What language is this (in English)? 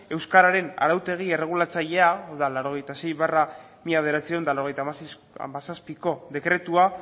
Basque